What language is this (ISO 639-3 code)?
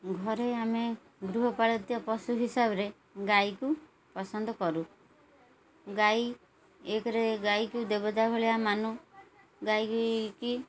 ori